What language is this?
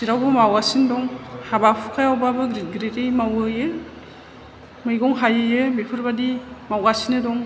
Bodo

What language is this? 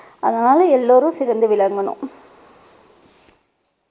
Tamil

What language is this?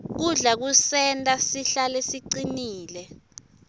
Swati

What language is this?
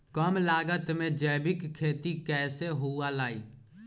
Magahi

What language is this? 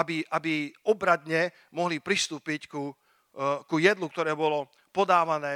Slovak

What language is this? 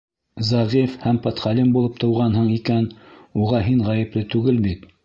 Bashkir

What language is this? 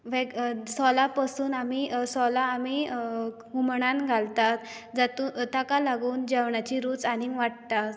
Konkani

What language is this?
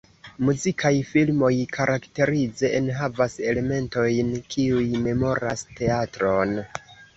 Esperanto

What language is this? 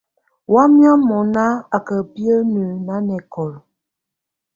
Tunen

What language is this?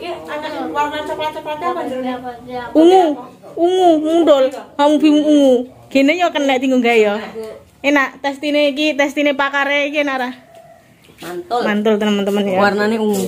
Indonesian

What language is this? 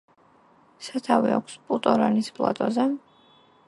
Georgian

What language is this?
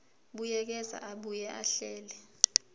Zulu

